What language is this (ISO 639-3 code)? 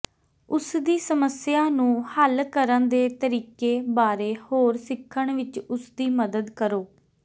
pan